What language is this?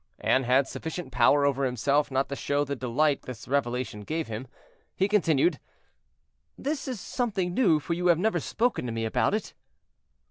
English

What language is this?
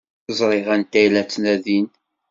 Kabyle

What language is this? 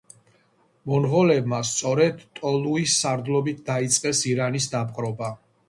Georgian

